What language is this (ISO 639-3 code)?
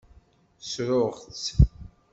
kab